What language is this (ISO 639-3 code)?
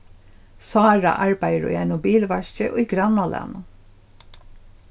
fao